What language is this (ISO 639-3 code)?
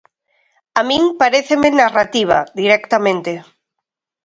glg